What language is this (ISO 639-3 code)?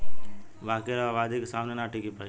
bho